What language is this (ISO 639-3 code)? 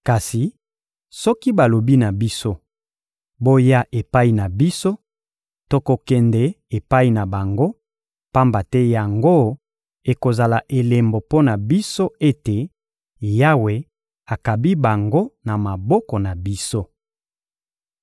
lin